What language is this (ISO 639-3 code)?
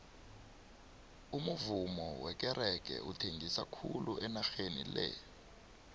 nbl